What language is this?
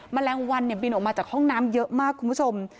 Thai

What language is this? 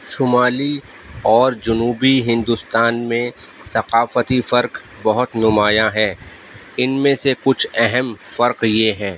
Urdu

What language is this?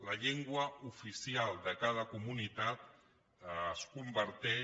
Catalan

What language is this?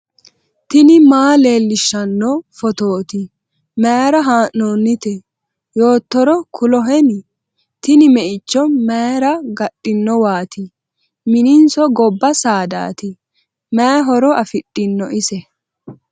Sidamo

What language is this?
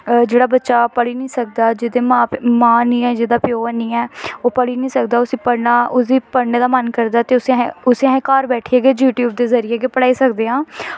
Dogri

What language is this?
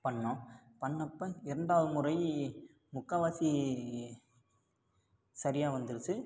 Tamil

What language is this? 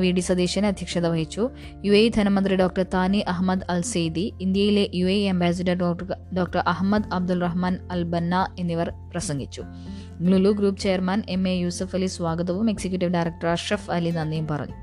Malayalam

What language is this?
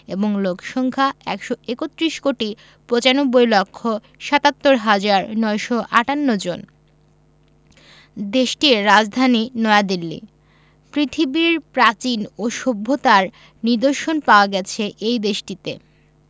Bangla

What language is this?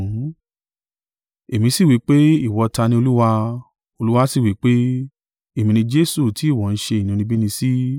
Yoruba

